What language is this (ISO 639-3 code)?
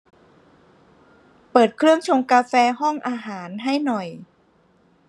tha